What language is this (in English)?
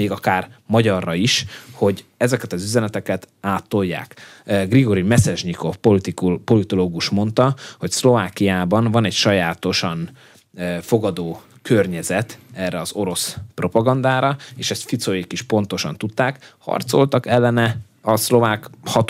Hungarian